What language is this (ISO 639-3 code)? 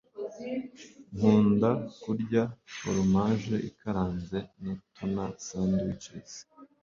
kin